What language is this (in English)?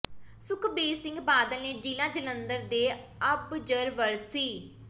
Punjabi